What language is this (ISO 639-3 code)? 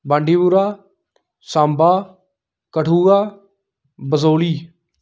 doi